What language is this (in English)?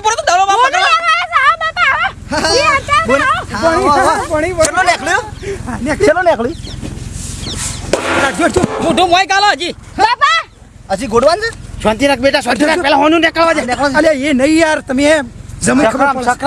Gujarati